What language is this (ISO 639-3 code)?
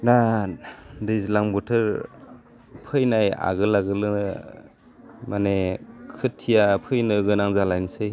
brx